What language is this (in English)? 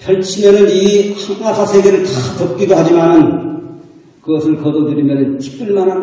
Korean